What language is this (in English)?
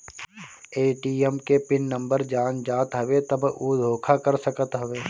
Bhojpuri